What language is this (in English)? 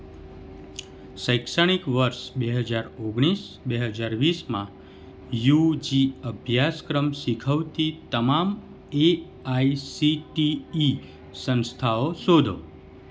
Gujarati